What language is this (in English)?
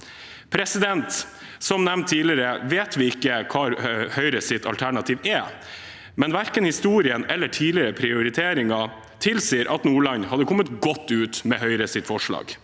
Norwegian